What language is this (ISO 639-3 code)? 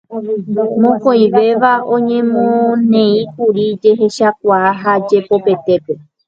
grn